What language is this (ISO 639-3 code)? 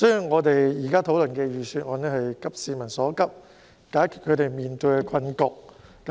yue